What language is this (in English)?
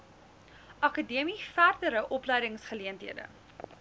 Afrikaans